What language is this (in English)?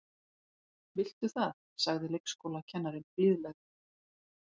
Icelandic